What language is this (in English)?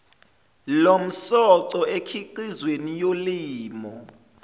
Zulu